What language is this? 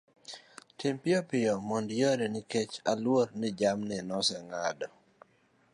Luo (Kenya and Tanzania)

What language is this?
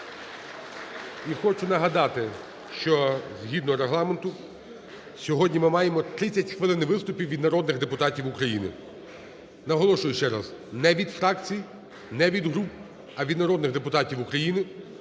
Ukrainian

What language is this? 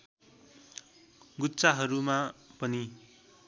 Nepali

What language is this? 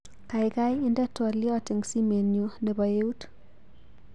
Kalenjin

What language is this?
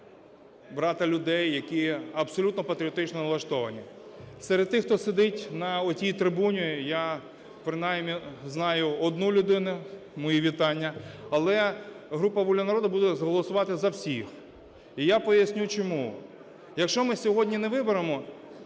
Ukrainian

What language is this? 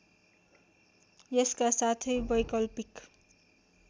Nepali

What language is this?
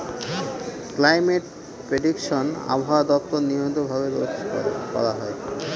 Bangla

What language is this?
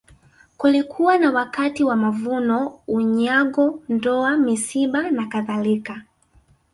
Swahili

